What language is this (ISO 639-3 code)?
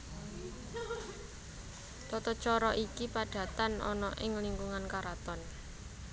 jav